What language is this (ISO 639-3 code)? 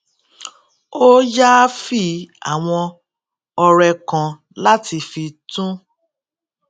yor